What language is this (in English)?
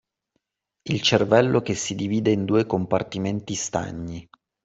Italian